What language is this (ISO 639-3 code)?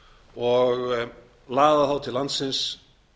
isl